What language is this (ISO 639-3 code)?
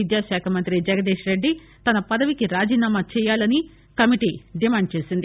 tel